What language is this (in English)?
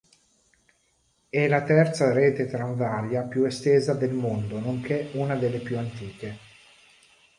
Italian